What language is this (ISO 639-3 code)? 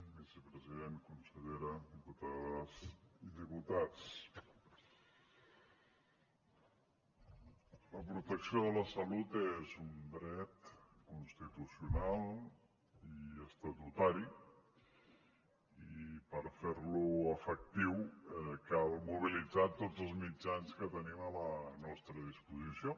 cat